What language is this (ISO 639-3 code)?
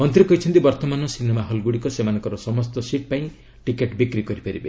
ori